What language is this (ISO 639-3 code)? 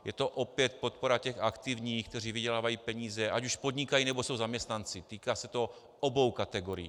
ces